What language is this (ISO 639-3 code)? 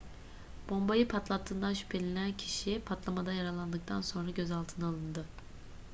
tur